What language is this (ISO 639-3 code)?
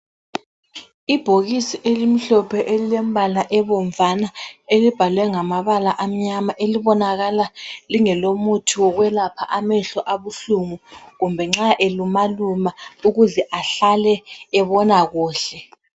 nde